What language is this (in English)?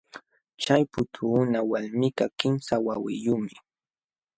Jauja Wanca Quechua